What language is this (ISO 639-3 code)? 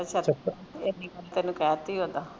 pan